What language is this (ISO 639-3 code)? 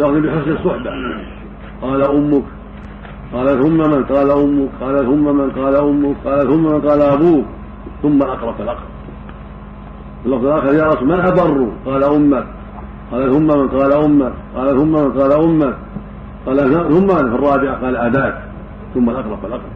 ara